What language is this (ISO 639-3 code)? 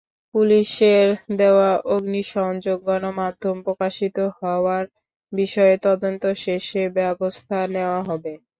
ben